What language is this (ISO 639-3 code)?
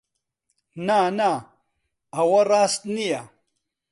ckb